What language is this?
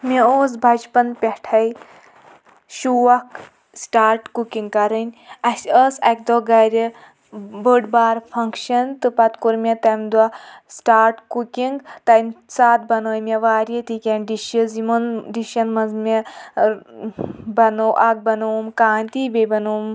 Kashmiri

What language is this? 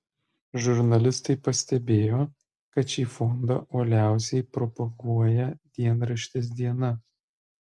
Lithuanian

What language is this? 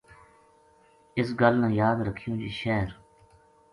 Gujari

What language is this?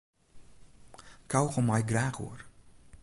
Western Frisian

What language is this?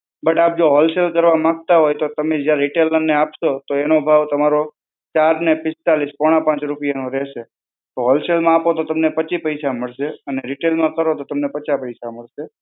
Gujarati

